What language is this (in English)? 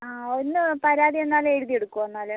Malayalam